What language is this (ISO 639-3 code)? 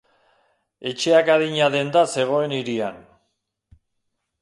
eus